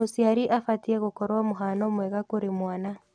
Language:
Kikuyu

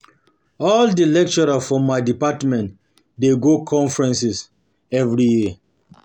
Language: Nigerian Pidgin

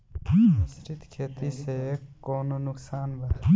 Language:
Bhojpuri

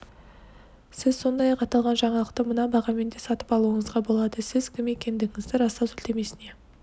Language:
Kazakh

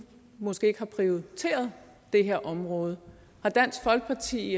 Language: Danish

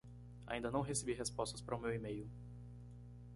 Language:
Portuguese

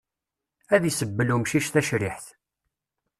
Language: Kabyle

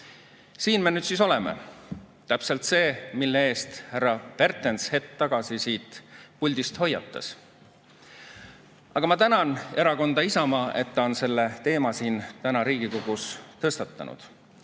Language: Estonian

